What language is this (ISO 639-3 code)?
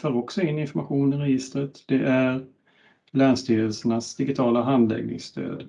swe